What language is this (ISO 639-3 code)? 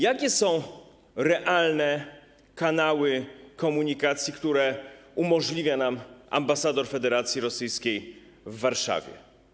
pol